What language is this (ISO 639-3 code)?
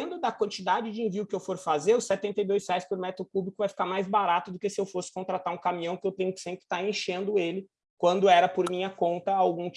por